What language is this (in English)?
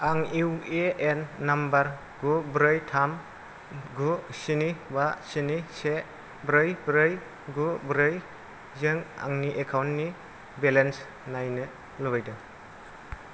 Bodo